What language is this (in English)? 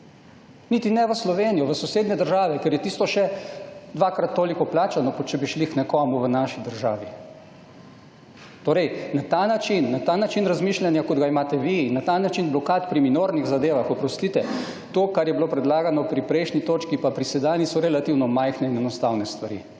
Slovenian